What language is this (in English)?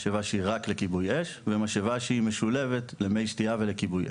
Hebrew